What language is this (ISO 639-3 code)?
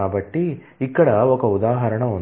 tel